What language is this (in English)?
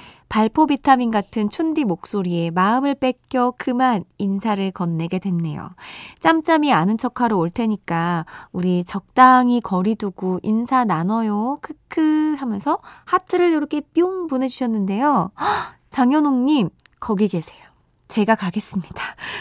Korean